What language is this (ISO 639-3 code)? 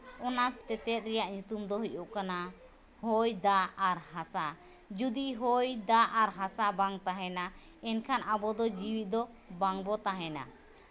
sat